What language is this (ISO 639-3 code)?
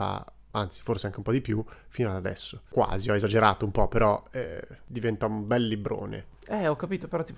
ita